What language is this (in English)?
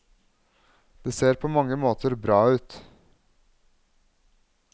Norwegian